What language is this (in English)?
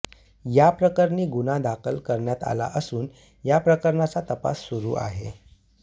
Marathi